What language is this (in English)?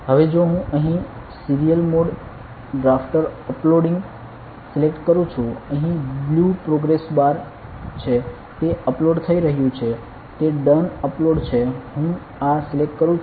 Gujarati